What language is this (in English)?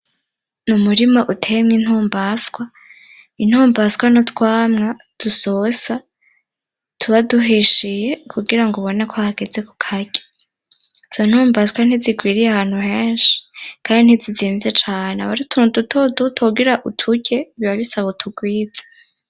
Rundi